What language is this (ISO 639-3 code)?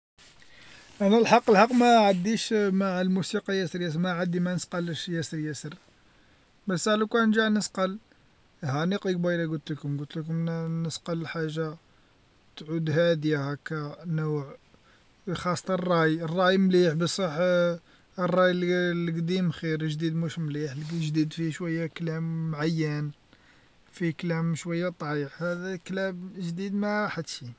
arq